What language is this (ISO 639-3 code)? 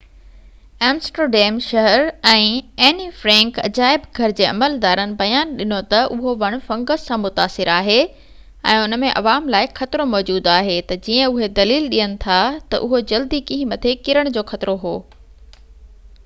snd